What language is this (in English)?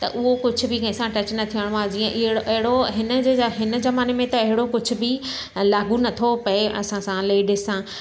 Sindhi